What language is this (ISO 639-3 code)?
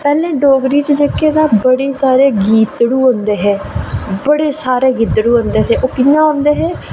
doi